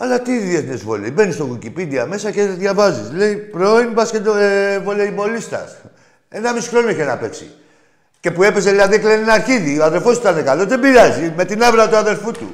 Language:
Greek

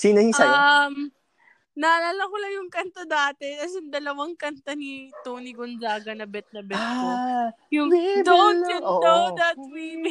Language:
Filipino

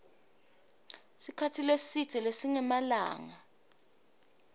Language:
Swati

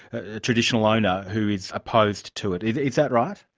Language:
English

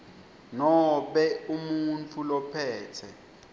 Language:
Swati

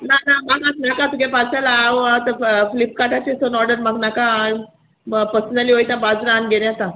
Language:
Konkani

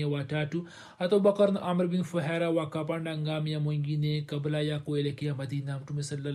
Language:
Swahili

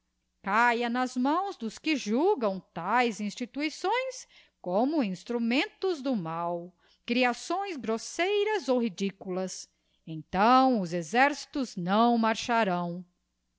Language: Portuguese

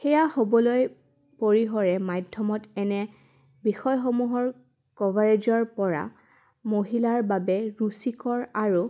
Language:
Assamese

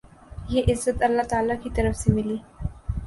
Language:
Urdu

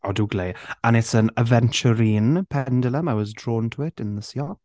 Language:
Welsh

